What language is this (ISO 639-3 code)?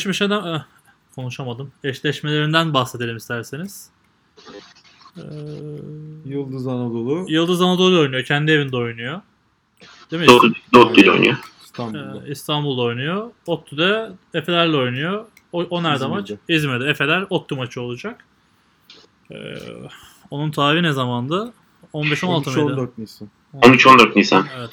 tur